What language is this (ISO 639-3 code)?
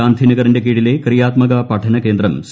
mal